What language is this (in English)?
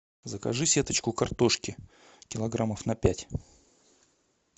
Russian